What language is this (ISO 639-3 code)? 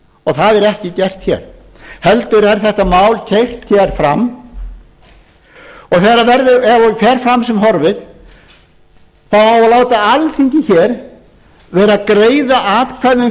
isl